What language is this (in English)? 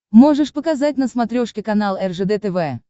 Russian